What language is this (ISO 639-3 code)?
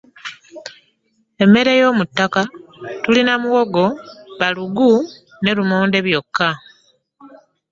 lug